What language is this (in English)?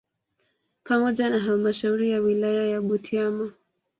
Swahili